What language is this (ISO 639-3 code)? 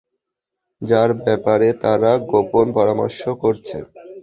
ben